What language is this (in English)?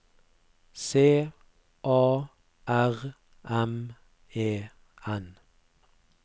Norwegian